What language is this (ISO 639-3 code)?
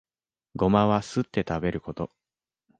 jpn